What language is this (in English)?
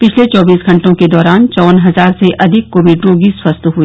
Hindi